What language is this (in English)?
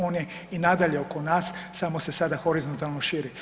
Croatian